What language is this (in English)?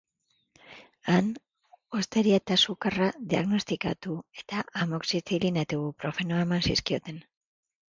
Basque